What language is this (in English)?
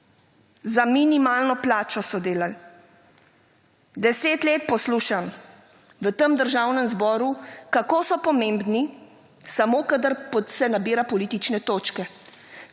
Slovenian